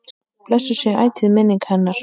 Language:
Icelandic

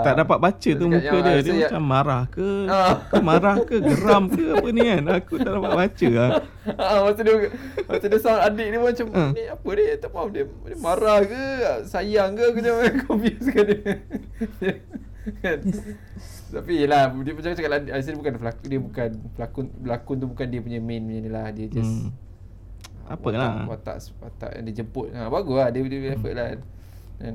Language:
Malay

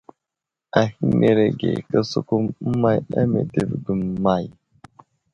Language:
Wuzlam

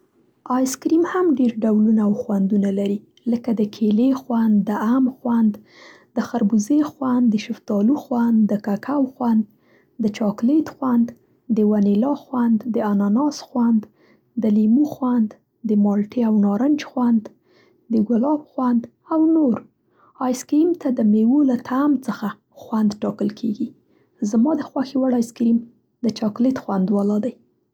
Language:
Central Pashto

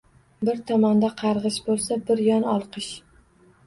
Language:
Uzbek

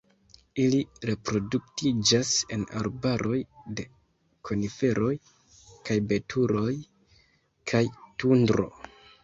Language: Esperanto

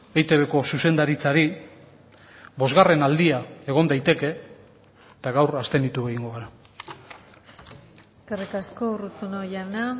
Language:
Basque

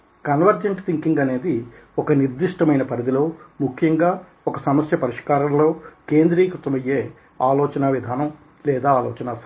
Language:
Telugu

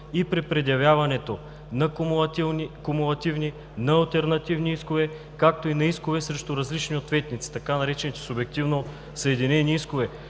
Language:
Bulgarian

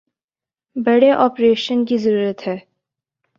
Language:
Urdu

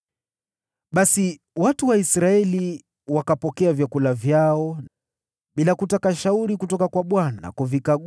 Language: Swahili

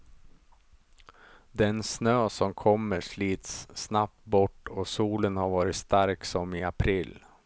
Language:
Swedish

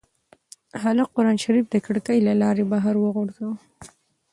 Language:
Pashto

